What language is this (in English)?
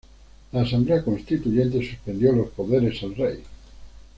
Spanish